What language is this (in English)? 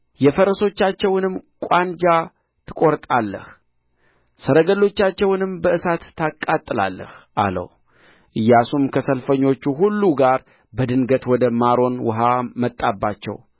Amharic